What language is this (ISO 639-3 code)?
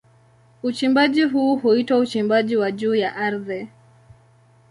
swa